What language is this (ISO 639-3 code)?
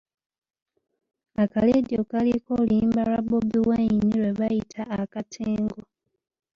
lug